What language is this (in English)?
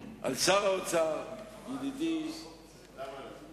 Hebrew